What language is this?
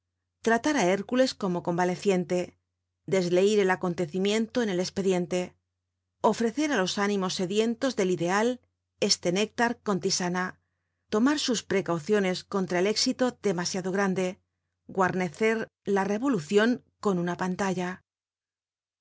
Spanish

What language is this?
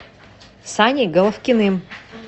Russian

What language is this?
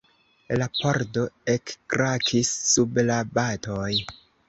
Esperanto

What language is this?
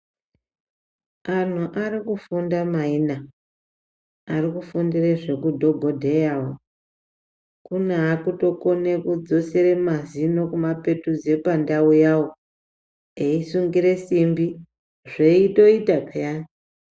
Ndau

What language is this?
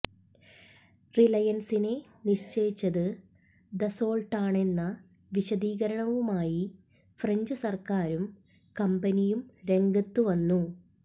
Malayalam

